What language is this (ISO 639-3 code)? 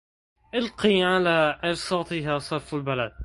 ara